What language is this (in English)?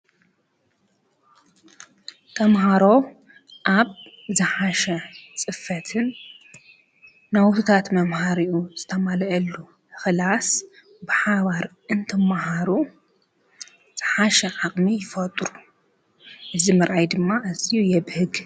Tigrinya